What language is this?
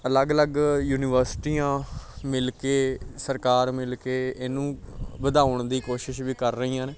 Punjabi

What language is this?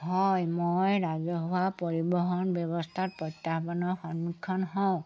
Assamese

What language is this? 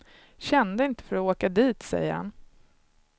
Swedish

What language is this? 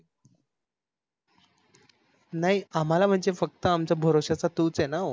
Marathi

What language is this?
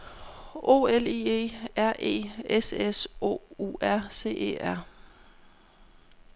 Danish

